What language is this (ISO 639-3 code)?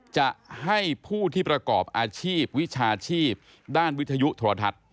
tha